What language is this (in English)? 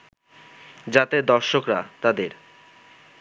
Bangla